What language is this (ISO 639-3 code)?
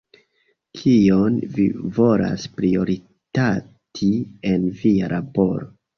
epo